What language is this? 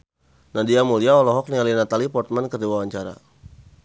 Sundanese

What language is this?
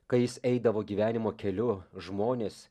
Lithuanian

